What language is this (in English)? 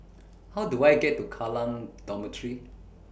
English